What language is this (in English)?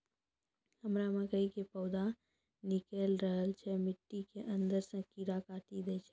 Maithili